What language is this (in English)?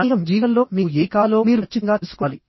Telugu